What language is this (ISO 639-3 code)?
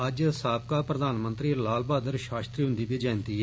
doi